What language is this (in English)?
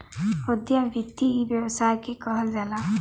Bhojpuri